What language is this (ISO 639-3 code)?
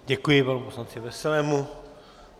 ces